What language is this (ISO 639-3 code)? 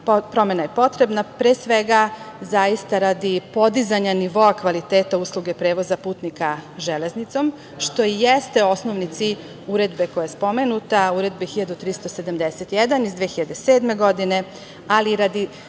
srp